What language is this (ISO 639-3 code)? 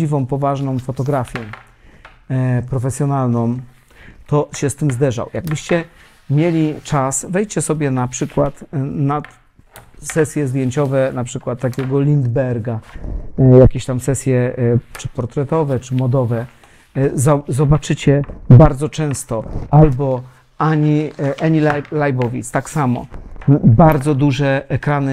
pol